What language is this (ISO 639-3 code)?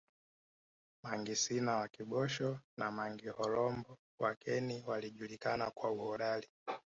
swa